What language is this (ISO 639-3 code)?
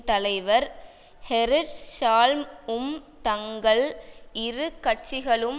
tam